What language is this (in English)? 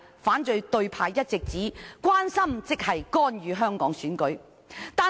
Cantonese